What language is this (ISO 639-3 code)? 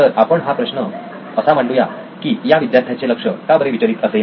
mar